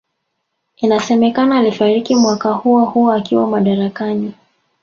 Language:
Swahili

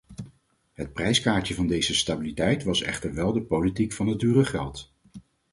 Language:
Dutch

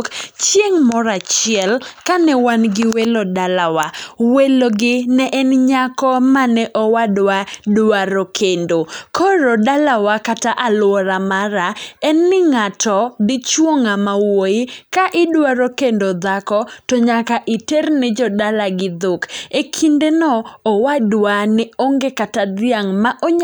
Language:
Luo (Kenya and Tanzania)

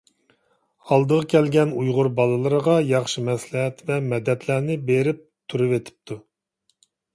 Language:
Uyghur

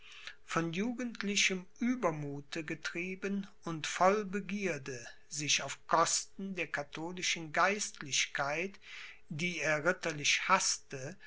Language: German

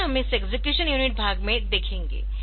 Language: Hindi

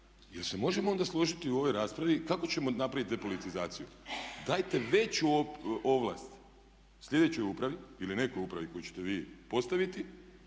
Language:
Croatian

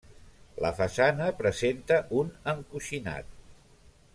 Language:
Catalan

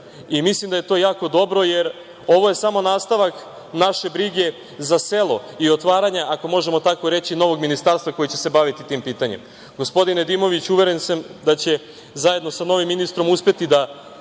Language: Serbian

